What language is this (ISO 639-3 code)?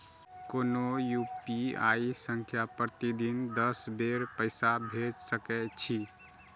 mai